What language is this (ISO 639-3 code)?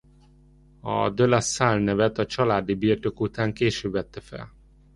hun